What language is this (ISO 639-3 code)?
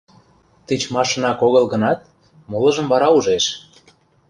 chm